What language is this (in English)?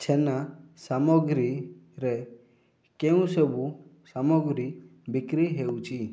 Odia